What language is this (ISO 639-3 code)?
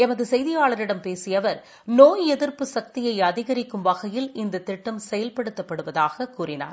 tam